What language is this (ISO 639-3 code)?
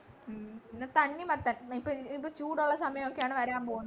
mal